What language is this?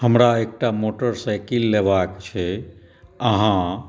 Maithili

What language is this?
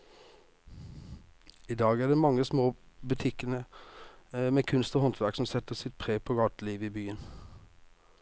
Norwegian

